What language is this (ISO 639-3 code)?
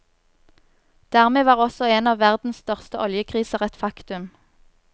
nor